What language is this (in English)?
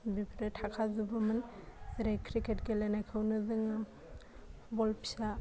Bodo